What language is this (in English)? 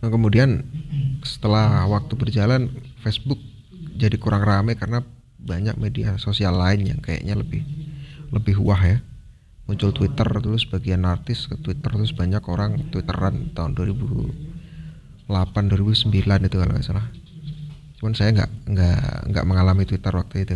Indonesian